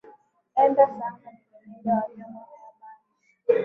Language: Swahili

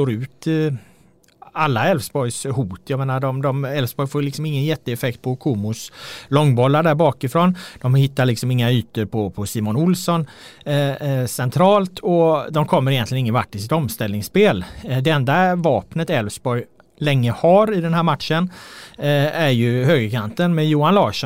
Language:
Swedish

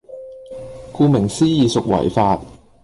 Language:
Cantonese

